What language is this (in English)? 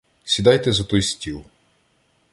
Ukrainian